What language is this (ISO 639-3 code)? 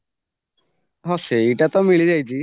ori